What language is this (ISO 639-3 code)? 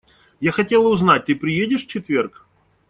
rus